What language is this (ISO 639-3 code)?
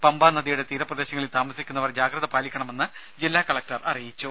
mal